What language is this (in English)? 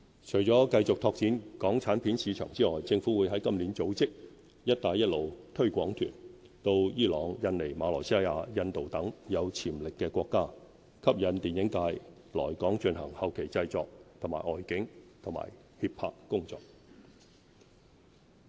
Cantonese